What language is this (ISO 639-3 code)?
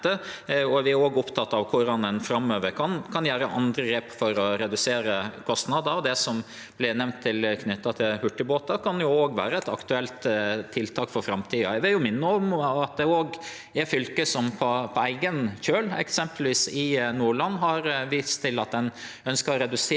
nor